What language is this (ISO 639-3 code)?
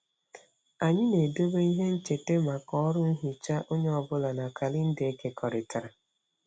ibo